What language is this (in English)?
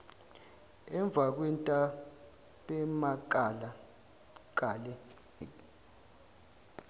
Zulu